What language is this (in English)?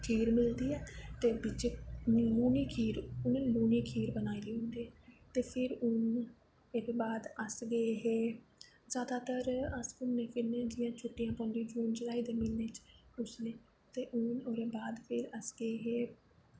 Dogri